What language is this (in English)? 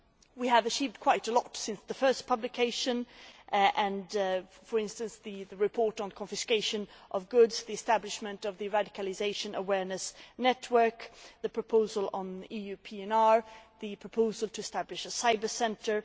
English